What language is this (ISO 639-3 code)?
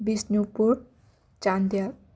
mni